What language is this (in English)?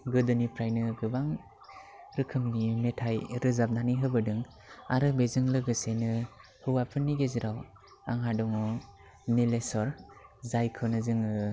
Bodo